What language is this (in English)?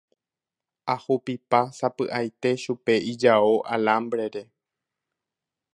Guarani